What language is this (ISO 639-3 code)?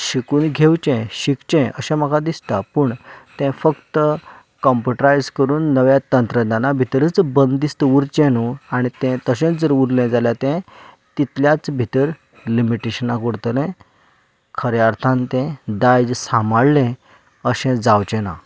kok